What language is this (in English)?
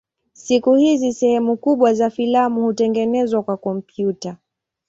Swahili